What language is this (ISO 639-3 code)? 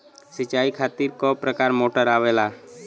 bho